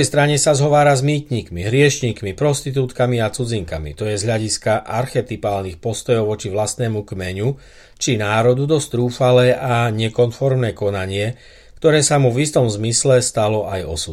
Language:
Slovak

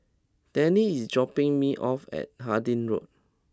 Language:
English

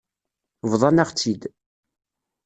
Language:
Kabyle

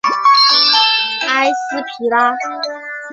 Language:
Chinese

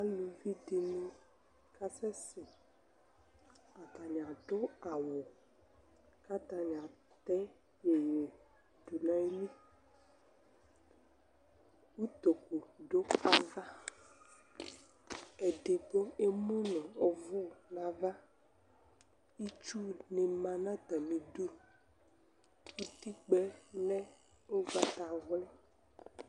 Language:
Ikposo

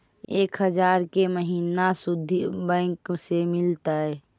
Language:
Magahi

